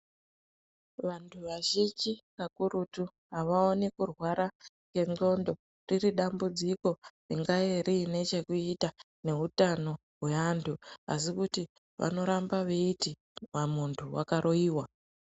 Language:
Ndau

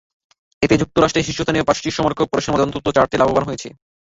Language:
Bangla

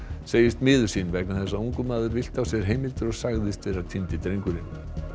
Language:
Icelandic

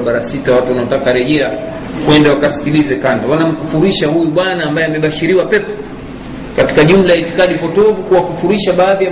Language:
Swahili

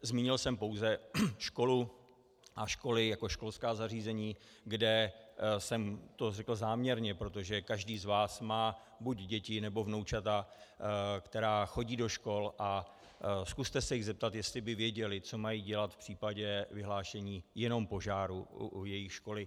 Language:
Czech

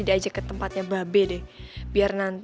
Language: Indonesian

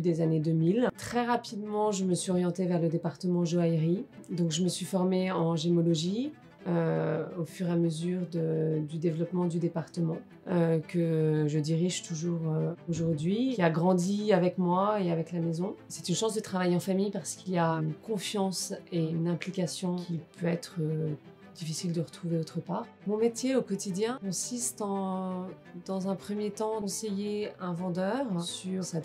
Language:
French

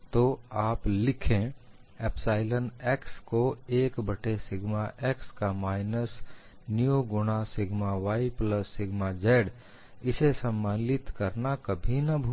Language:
Hindi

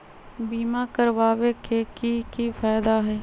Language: Magahi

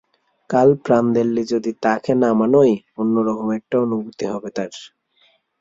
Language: Bangla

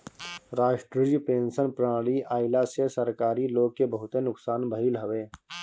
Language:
Bhojpuri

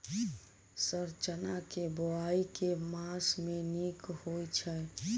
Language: Maithili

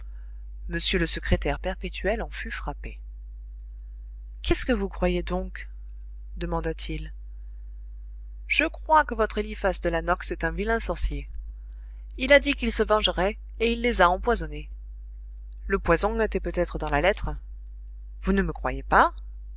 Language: French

